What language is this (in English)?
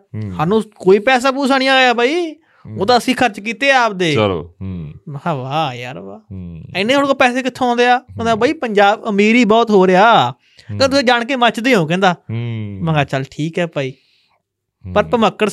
Punjabi